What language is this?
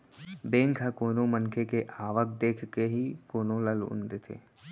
Chhattisgarhi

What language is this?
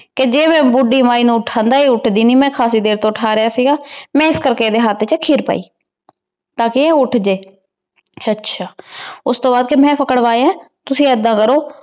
Punjabi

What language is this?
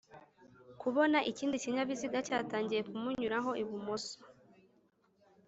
Kinyarwanda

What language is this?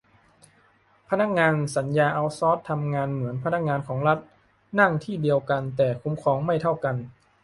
Thai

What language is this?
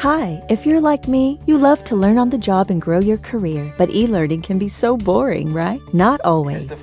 English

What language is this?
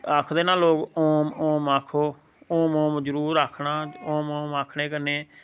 Dogri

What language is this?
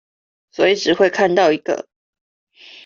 Chinese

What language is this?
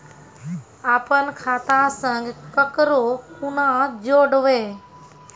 Maithili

